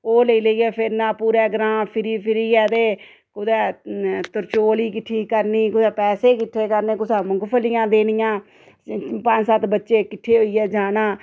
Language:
Dogri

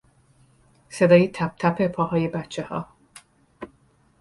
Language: Persian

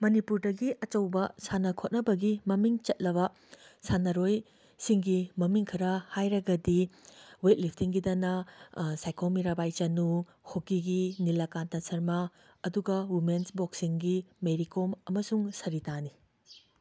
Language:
Manipuri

